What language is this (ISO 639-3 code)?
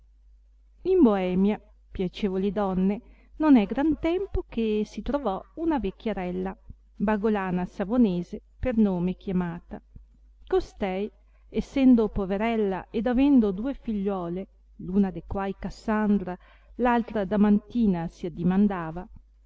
ita